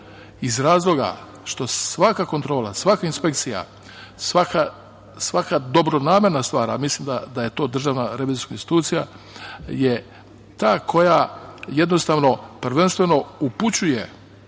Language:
Serbian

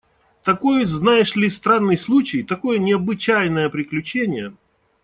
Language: Russian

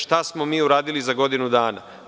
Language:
Serbian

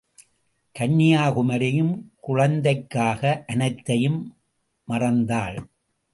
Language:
Tamil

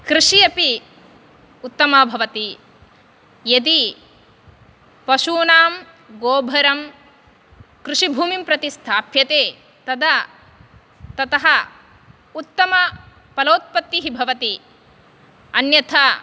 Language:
Sanskrit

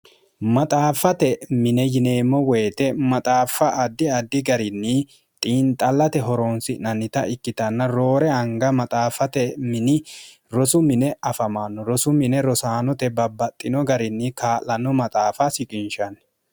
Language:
Sidamo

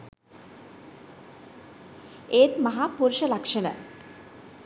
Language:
Sinhala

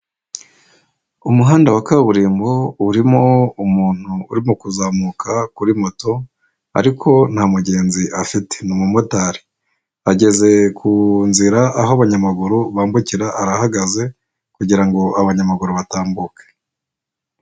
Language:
Kinyarwanda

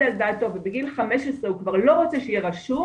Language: Hebrew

